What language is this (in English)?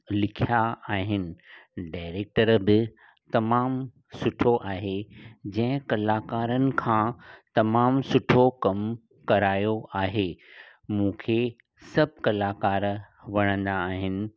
Sindhi